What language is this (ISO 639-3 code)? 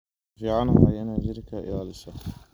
som